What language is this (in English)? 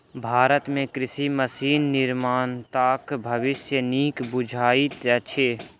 Maithili